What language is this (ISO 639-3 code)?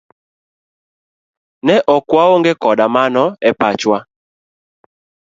luo